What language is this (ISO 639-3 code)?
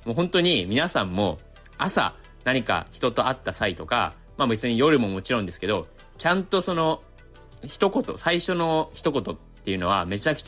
jpn